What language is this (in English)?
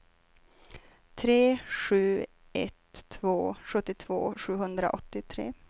Swedish